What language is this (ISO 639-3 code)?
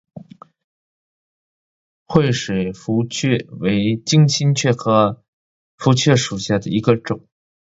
zho